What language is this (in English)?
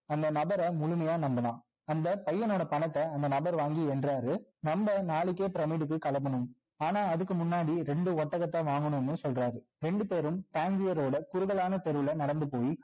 Tamil